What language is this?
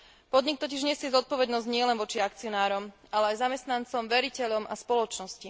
Slovak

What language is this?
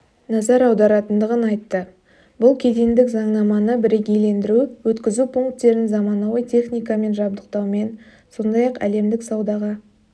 Kazakh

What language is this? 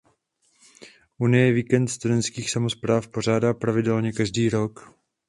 Czech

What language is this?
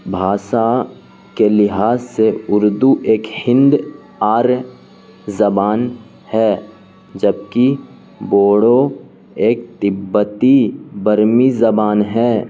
Urdu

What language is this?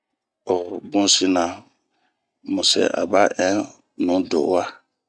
Bomu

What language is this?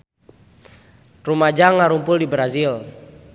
Sundanese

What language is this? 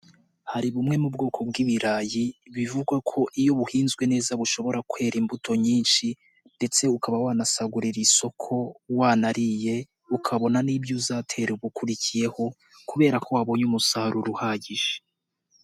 Kinyarwanda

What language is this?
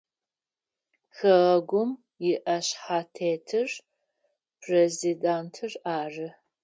Adyghe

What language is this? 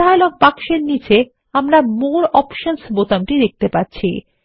Bangla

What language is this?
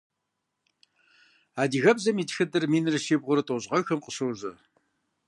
Kabardian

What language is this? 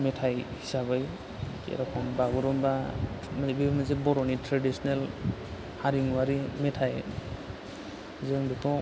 Bodo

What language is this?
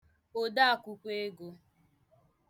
Igbo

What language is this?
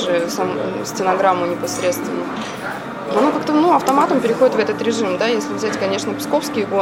Russian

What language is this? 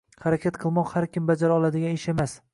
Uzbek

